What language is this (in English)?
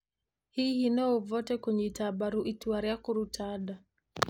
Kikuyu